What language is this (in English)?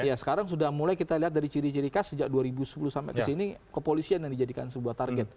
Indonesian